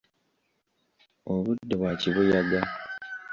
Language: Ganda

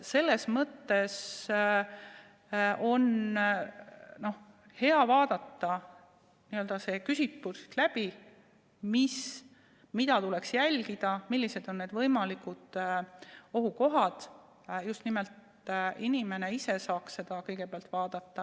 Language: Estonian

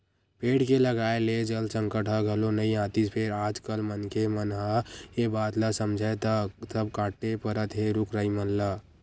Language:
Chhattisgarhi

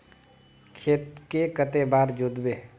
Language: Magahi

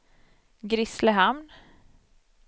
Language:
Swedish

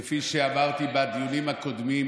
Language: Hebrew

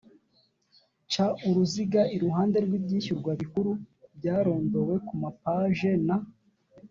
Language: Kinyarwanda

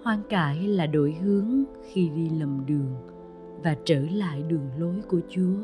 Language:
Vietnamese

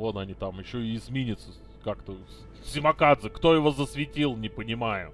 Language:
Russian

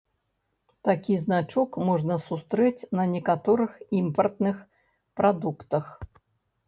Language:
Belarusian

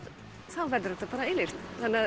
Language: Icelandic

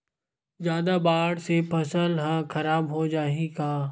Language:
Chhattisgarhi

